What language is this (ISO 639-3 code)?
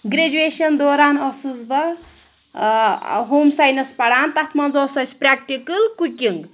kas